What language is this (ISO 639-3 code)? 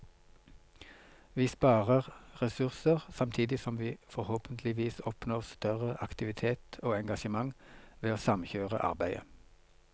nor